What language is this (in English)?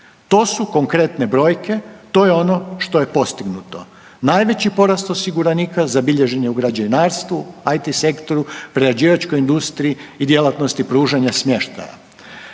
Croatian